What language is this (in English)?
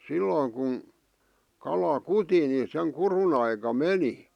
Finnish